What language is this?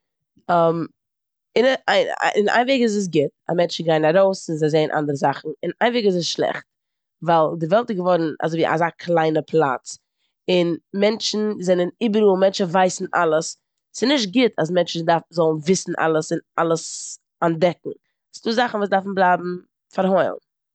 Yiddish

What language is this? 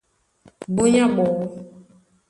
Duala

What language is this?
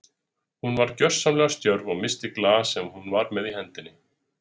Icelandic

